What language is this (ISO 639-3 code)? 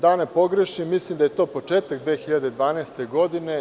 srp